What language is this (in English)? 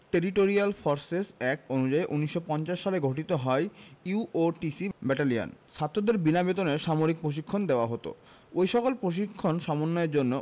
Bangla